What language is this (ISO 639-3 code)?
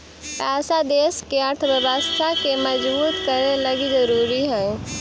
mag